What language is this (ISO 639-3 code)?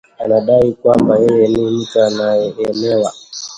swa